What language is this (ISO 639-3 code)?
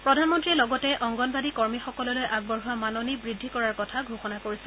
asm